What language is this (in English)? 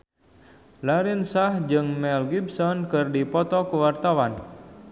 Sundanese